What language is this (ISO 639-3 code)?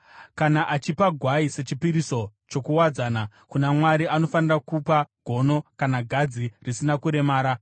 sna